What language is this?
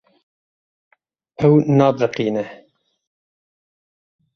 Kurdish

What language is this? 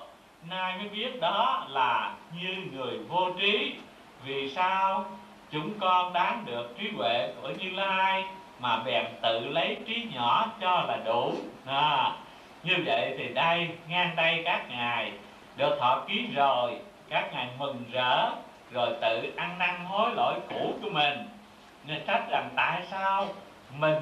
Vietnamese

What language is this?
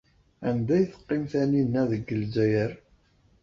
Kabyle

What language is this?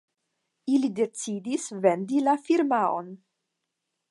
Esperanto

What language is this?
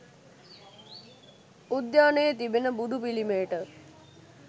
Sinhala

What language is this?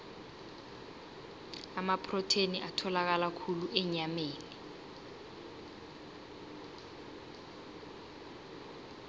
South Ndebele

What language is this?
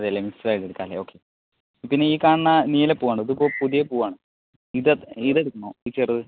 Malayalam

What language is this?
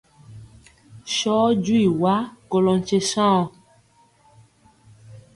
Mpiemo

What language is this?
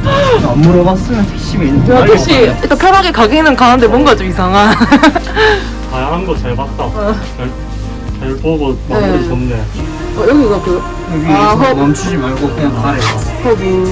Korean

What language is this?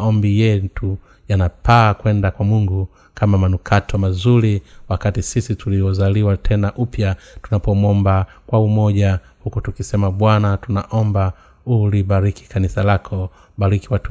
Swahili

